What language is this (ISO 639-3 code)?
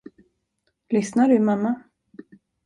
swe